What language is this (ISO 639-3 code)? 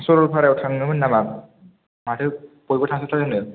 brx